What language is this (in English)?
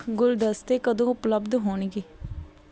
Punjabi